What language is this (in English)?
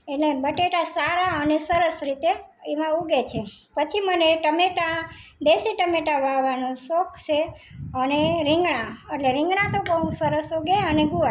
Gujarati